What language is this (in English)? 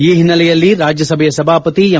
Kannada